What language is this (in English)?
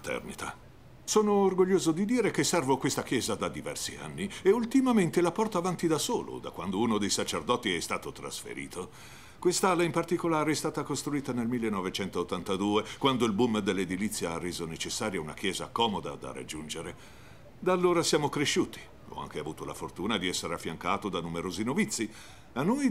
Italian